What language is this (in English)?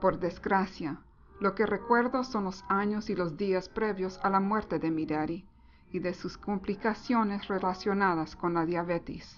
Spanish